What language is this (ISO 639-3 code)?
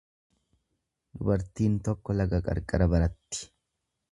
orm